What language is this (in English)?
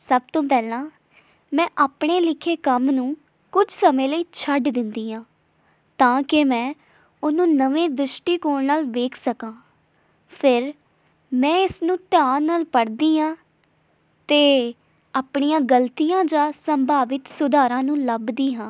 Punjabi